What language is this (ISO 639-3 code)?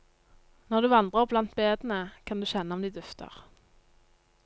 nor